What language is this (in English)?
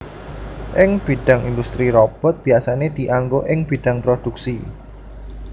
Javanese